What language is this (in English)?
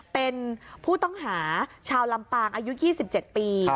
Thai